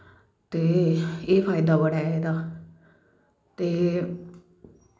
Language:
Dogri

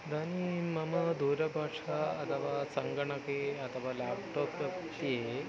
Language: Sanskrit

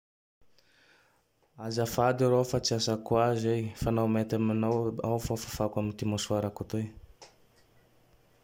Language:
Tandroy-Mahafaly Malagasy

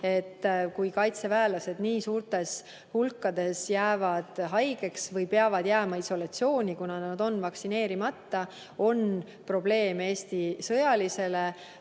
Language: Estonian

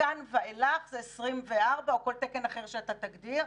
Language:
Hebrew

